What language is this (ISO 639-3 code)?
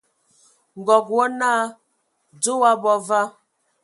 ewo